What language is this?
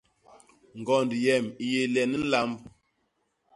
Basaa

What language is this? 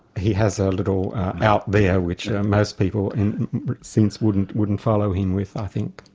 English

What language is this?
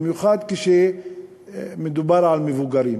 Hebrew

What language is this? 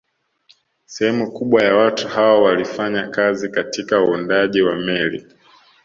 Swahili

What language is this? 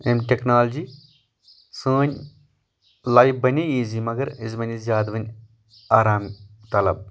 Kashmiri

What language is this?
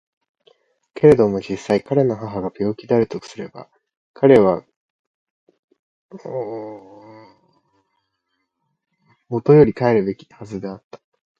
Japanese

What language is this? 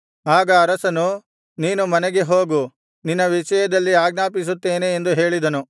Kannada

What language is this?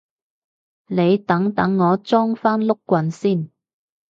Cantonese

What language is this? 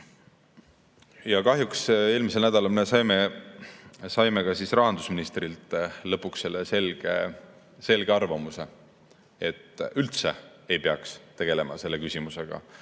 Estonian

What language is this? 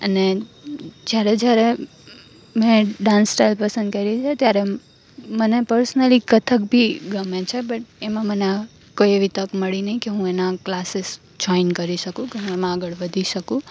Gujarati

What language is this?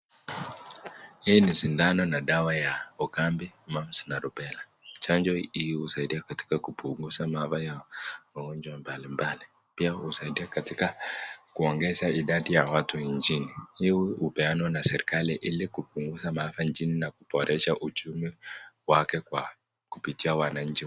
Swahili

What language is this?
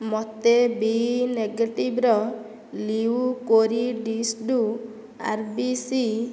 Odia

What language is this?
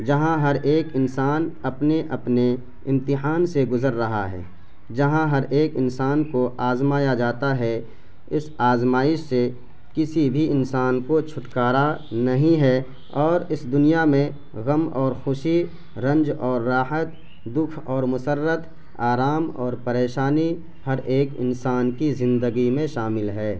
Urdu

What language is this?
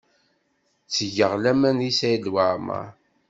Kabyle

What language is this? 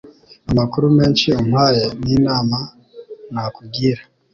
Kinyarwanda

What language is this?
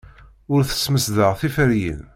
Kabyle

